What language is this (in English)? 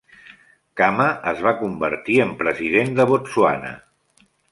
Catalan